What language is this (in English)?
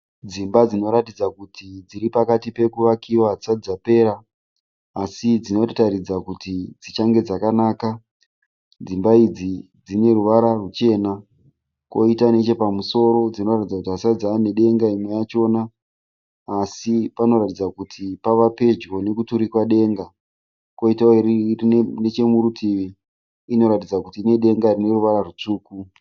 Shona